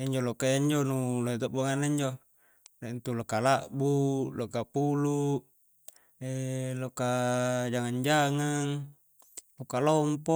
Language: Coastal Konjo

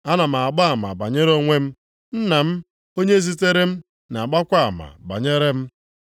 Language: Igbo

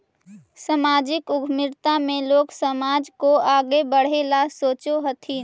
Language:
Magahi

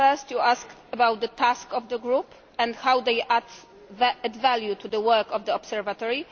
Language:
English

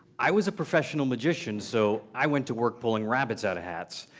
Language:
English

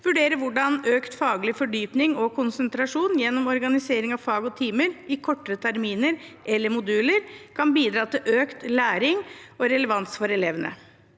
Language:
Norwegian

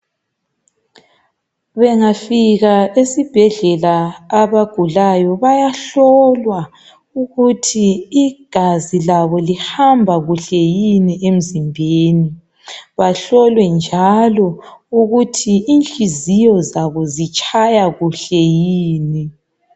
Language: North Ndebele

